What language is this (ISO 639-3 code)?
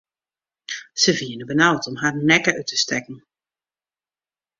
fry